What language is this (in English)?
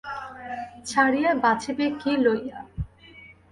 Bangla